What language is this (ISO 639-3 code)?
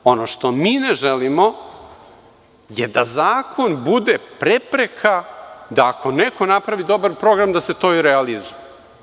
srp